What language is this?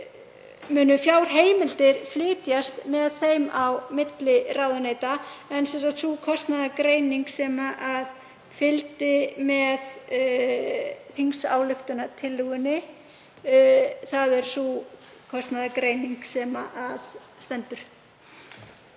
Icelandic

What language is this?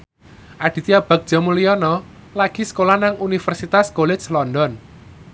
Javanese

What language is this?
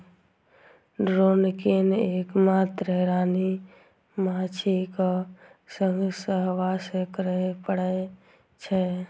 Maithili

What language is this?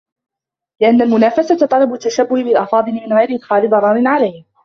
Arabic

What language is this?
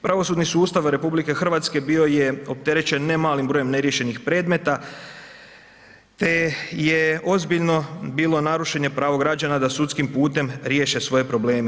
Croatian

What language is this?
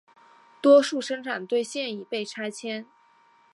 Chinese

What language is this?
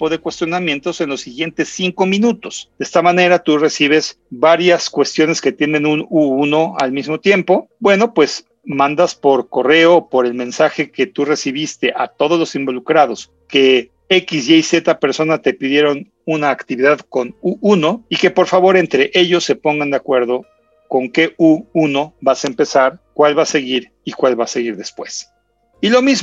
Spanish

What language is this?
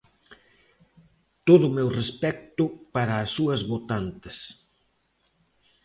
Galician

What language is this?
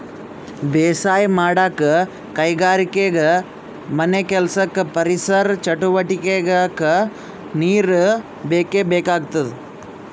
Kannada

